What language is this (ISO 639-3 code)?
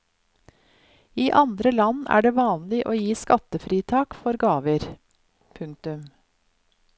nor